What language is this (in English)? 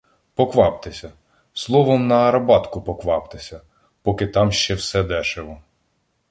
Ukrainian